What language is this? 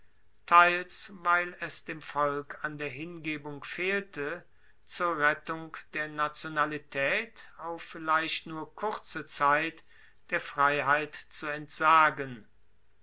German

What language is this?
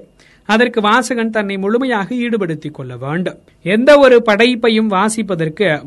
Tamil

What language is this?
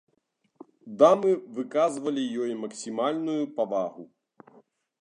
Belarusian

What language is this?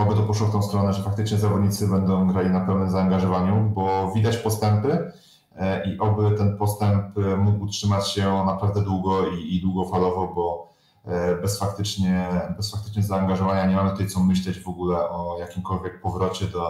Polish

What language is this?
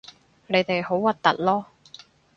Cantonese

